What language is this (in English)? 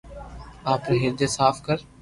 Loarki